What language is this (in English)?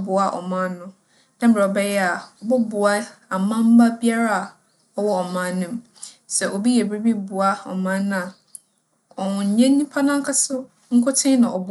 Akan